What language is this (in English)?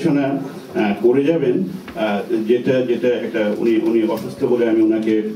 French